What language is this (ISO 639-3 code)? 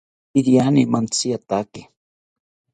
cpy